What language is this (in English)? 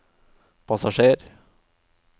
Norwegian